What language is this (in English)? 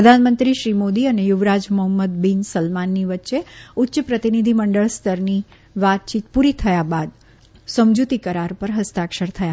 Gujarati